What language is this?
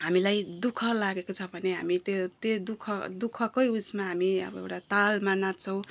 Nepali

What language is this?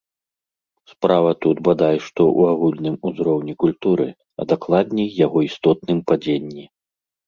Belarusian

